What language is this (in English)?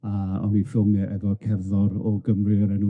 Welsh